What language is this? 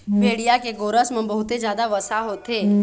Chhattisgarhi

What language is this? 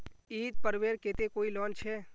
Magahi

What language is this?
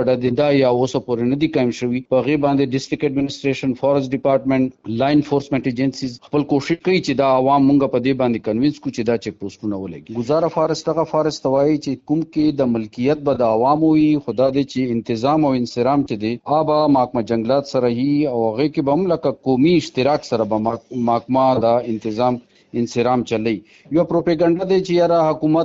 Urdu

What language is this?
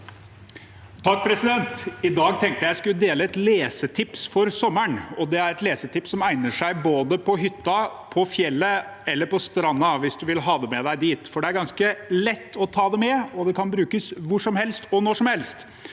Norwegian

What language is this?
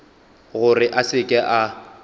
Northern Sotho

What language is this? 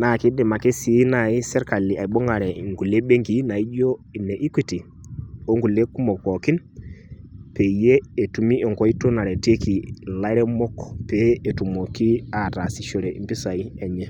Masai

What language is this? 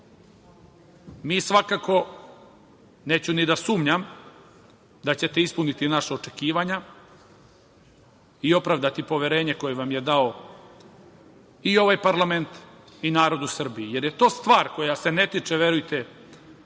Serbian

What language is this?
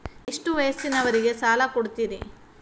Kannada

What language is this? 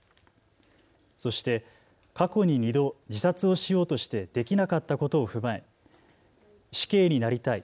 Japanese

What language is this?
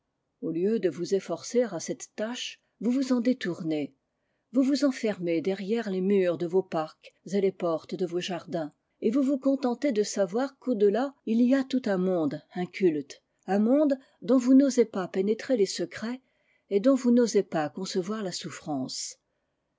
French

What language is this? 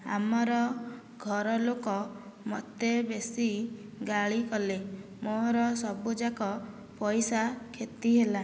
Odia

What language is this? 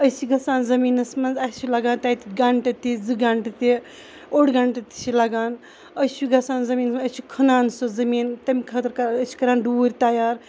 Kashmiri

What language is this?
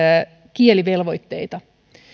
Finnish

